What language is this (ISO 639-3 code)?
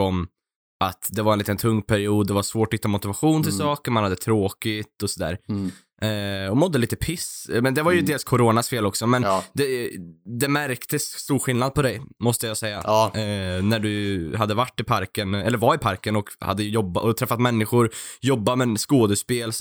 swe